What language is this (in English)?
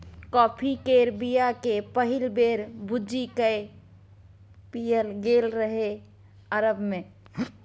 Maithili